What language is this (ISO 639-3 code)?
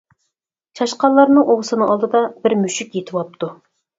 uig